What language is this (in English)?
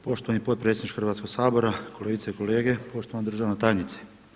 Croatian